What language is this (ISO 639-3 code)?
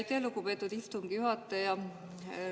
est